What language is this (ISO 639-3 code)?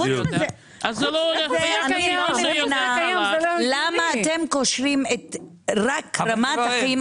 heb